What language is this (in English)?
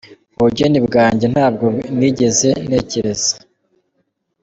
Kinyarwanda